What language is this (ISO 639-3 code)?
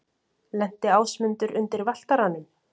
isl